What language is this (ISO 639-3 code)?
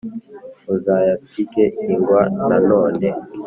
kin